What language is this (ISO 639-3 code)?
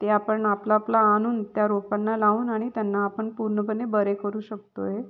mar